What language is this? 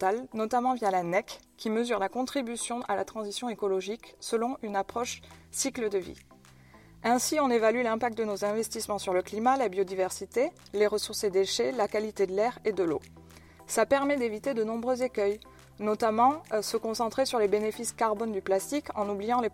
French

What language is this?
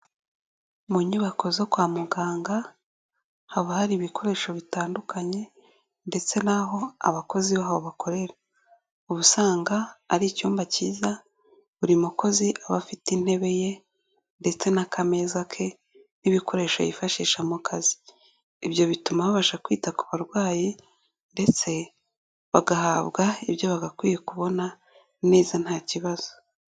Kinyarwanda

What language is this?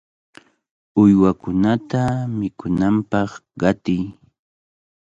Cajatambo North Lima Quechua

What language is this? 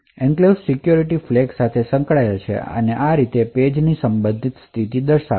Gujarati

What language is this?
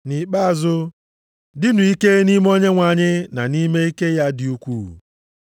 Igbo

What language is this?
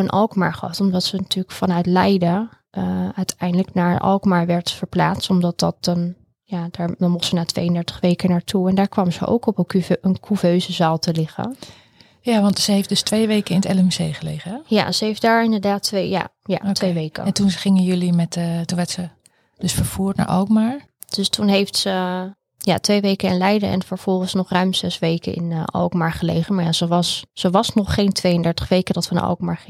Dutch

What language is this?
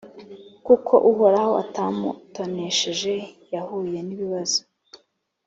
Kinyarwanda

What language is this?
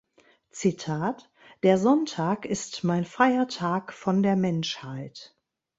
German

